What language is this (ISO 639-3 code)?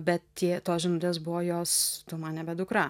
lit